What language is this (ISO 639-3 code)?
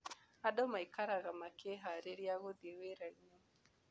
kik